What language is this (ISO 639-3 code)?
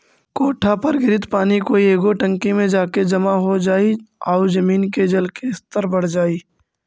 mag